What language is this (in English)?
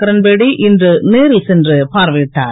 Tamil